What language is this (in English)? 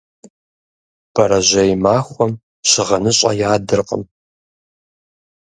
Kabardian